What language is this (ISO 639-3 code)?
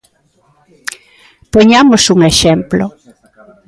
glg